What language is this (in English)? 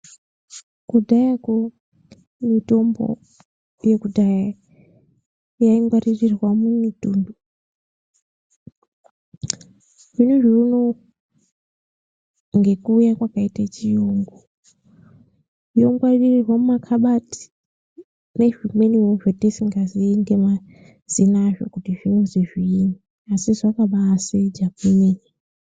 Ndau